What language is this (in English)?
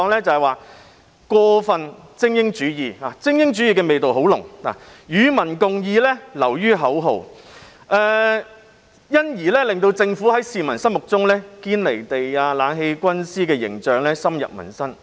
Cantonese